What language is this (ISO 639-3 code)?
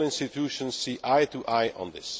eng